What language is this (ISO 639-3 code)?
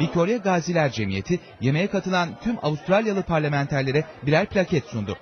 tur